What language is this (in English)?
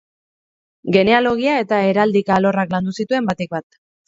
Basque